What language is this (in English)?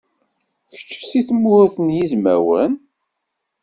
Kabyle